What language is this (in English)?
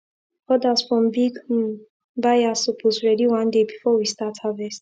Nigerian Pidgin